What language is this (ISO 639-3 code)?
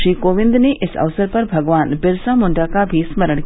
hin